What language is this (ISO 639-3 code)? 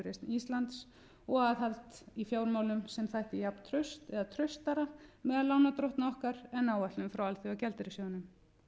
isl